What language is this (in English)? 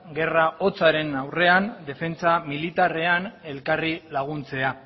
Basque